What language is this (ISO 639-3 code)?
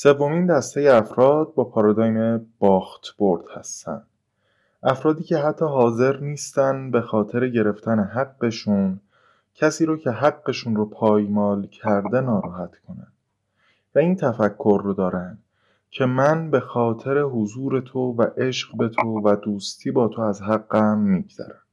fas